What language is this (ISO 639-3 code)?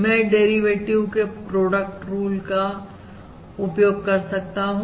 hin